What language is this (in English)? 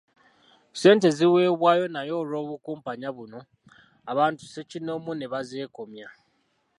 Ganda